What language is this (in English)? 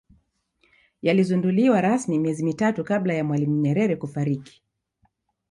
Swahili